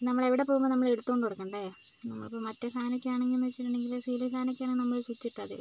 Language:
Malayalam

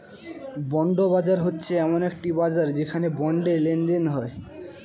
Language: Bangla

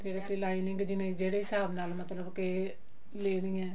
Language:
Punjabi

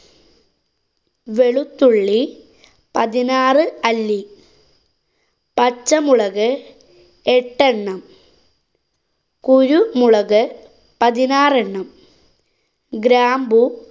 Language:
Malayalam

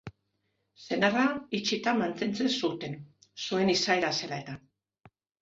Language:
Basque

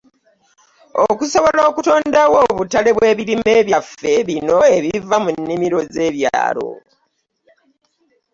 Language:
Ganda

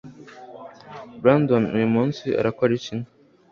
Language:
Kinyarwanda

